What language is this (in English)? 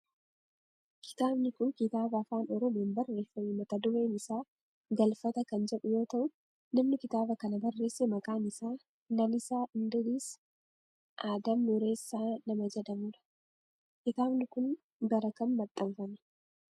Oromo